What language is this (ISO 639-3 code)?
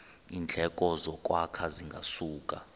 xho